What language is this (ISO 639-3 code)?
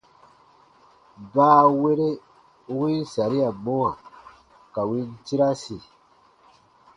bba